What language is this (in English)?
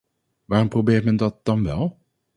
Dutch